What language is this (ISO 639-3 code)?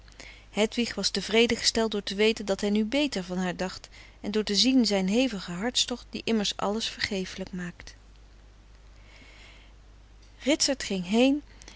nld